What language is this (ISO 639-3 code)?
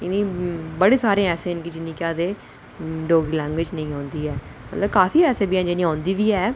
doi